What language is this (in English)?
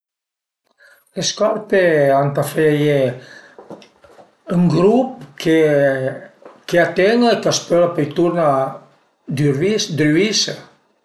Piedmontese